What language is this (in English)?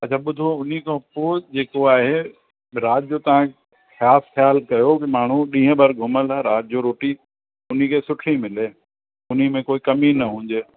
Sindhi